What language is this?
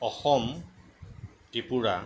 Assamese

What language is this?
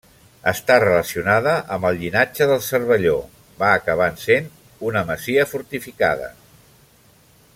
Catalan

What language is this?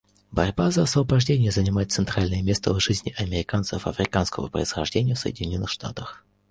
Russian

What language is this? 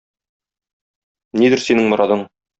Tatar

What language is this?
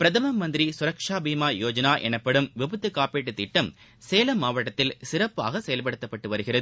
Tamil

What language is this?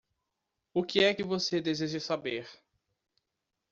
Portuguese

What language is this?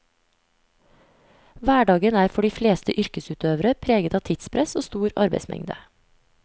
Norwegian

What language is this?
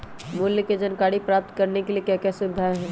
Magahi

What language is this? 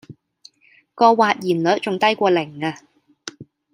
Cantonese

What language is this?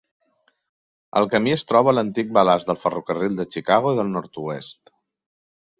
Catalan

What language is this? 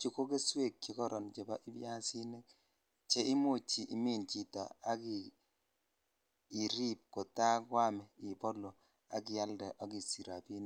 Kalenjin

